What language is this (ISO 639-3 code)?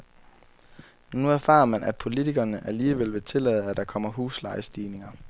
dan